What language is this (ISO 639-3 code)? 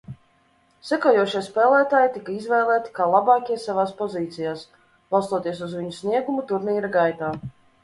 lav